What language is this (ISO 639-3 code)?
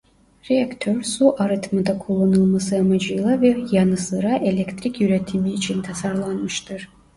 tur